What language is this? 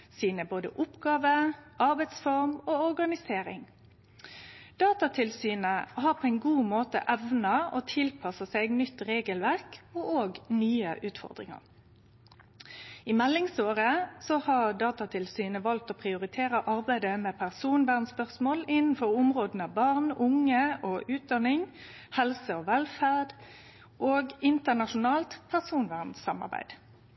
Norwegian Nynorsk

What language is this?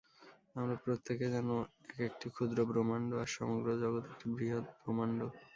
Bangla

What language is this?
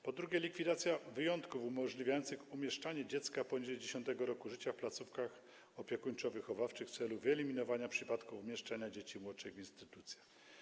Polish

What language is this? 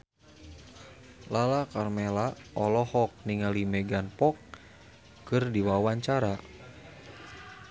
Sundanese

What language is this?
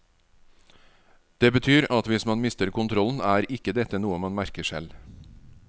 Norwegian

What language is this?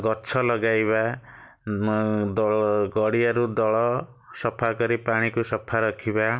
Odia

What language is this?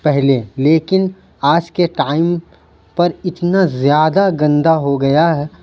Urdu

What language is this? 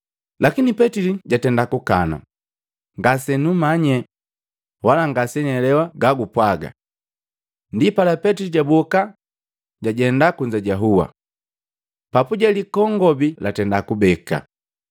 Matengo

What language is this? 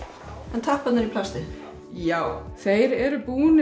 Icelandic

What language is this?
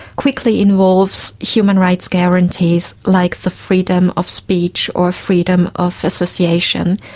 English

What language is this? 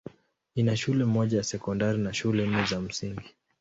Swahili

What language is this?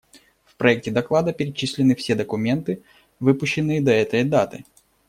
Russian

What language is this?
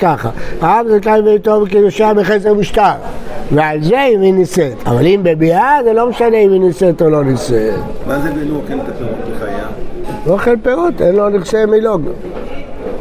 Hebrew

